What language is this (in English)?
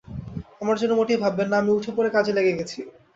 Bangla